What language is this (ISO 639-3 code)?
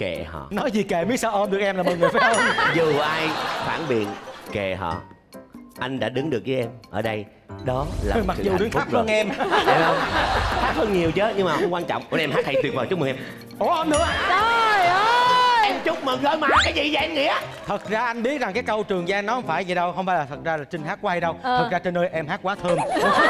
vie